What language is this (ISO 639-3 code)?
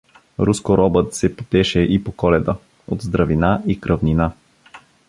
bul